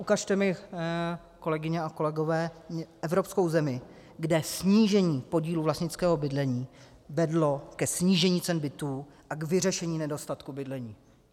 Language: Czech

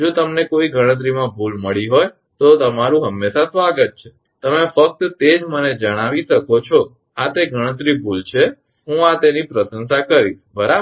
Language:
Gujarati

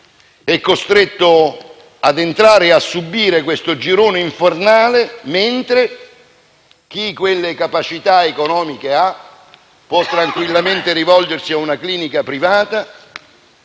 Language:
Italian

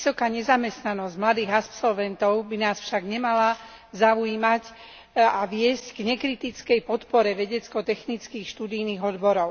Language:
Slovak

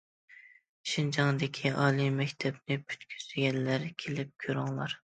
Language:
Uyghur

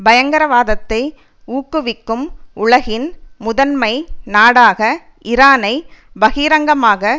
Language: Tamil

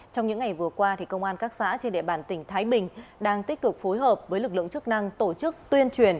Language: Vietnamese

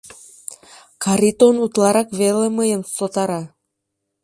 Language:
Mari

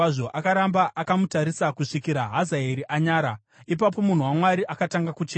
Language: Shona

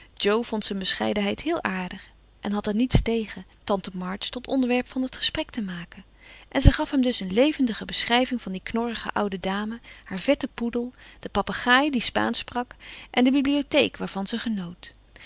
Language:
Dutch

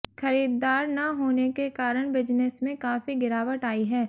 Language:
Hindi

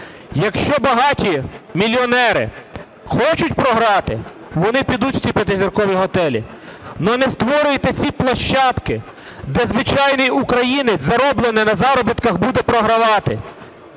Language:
Ukrainian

